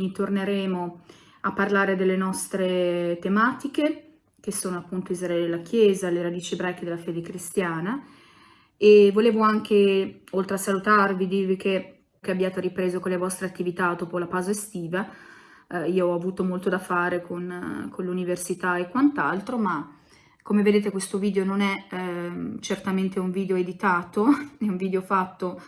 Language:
Italian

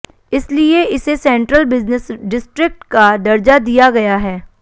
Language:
Hindi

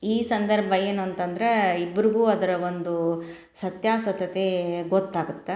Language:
Kannada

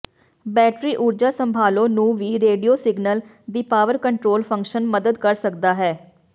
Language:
Punjabi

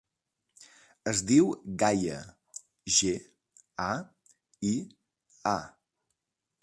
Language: Catalan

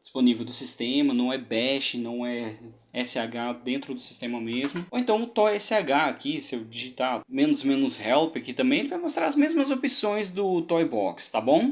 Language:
Portuguese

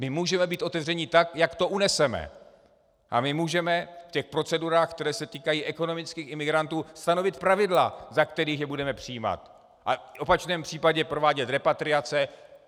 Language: Czech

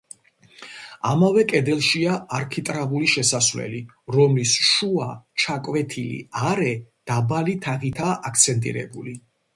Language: Georgian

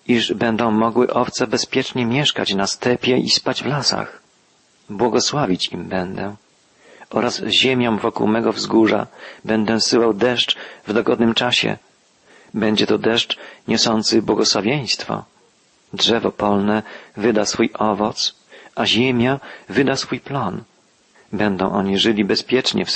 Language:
Polish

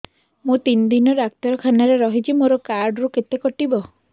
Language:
Odia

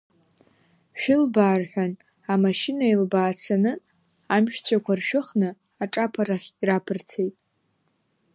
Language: Abkhazian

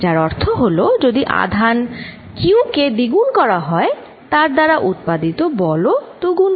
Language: Bangla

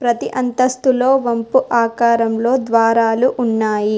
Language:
Telugu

